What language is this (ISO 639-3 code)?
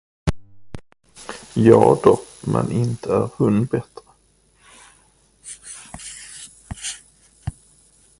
swe